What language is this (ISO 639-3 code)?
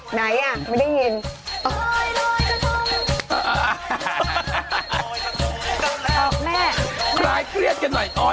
tha